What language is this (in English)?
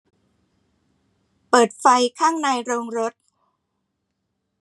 Thai